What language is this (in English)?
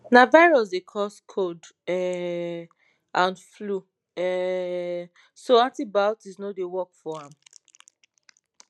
Nigerian Pidgin